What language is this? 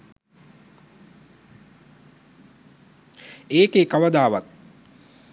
Sinhala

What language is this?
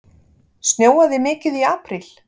Icelandic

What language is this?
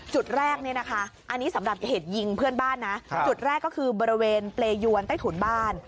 Thai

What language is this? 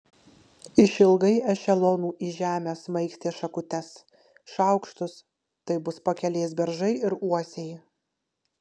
Lithuanian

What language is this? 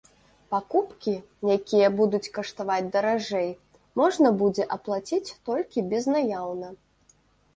Belarusian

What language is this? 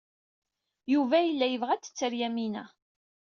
Kabyle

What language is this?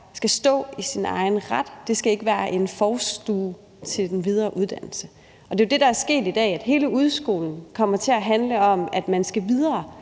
Danish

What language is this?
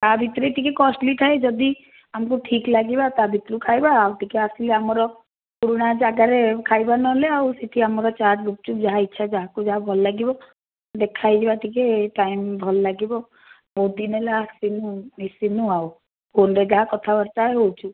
Odia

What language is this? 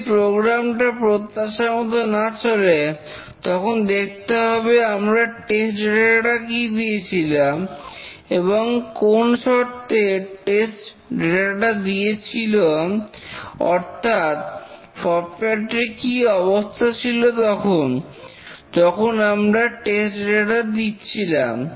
Bangla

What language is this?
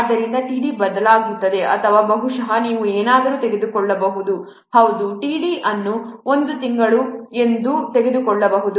Kannada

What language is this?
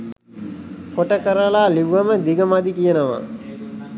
Sinhala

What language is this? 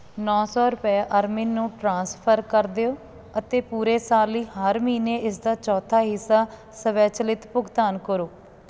Punjabi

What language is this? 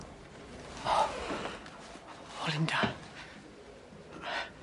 Welsh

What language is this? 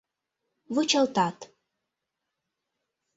Mari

